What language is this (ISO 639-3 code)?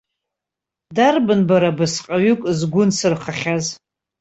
abk